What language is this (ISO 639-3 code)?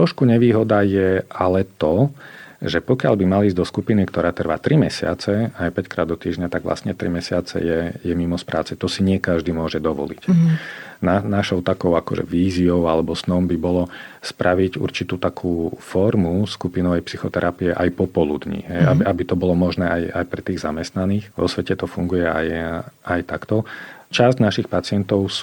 slk